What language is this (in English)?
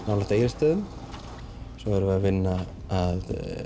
Icelandic